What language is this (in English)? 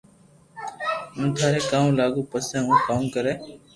Loarki